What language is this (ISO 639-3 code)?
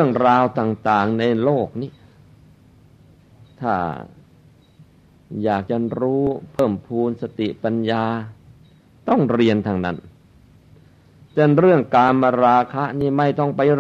tha